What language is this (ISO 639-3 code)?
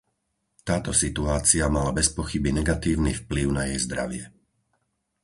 slk